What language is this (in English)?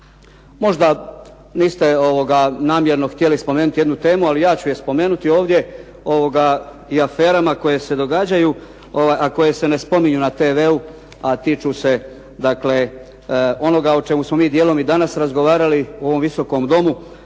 Croatian